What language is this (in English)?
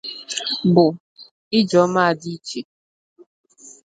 Igbo